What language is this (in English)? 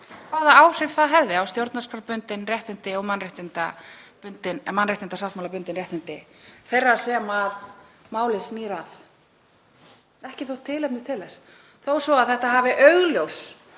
Icelandic